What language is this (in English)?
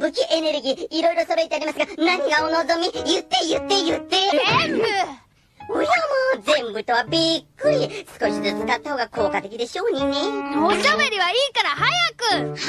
Japanese